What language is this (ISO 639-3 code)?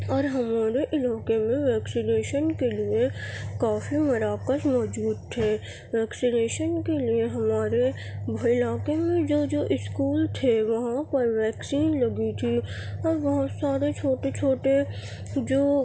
urd